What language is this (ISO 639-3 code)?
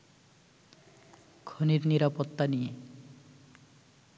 ben